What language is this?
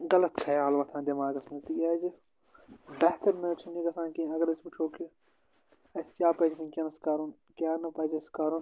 Kashmiri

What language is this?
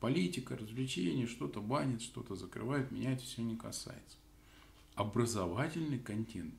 Russian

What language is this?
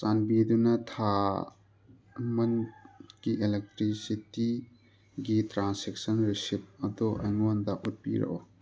Manipuri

